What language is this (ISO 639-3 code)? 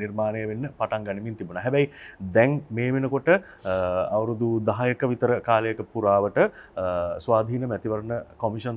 ind